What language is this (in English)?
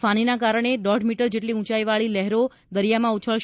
Gujarati